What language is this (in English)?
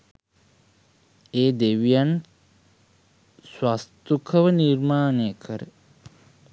Sinhala